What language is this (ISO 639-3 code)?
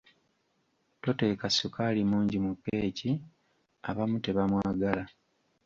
lug